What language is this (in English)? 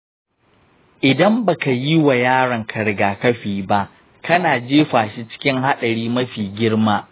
Hausa